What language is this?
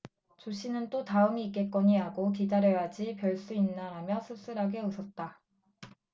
Korean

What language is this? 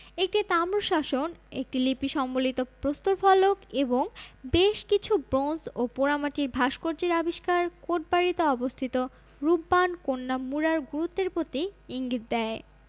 Bangla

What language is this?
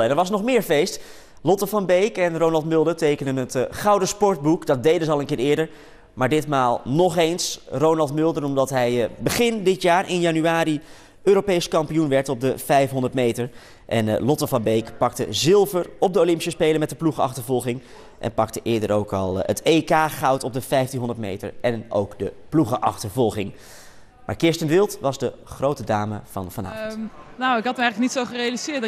Dutch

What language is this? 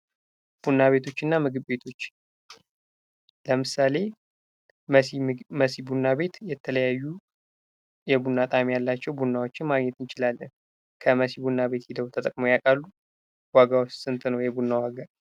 Amharic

